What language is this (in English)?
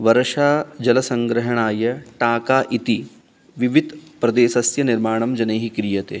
Sanskrit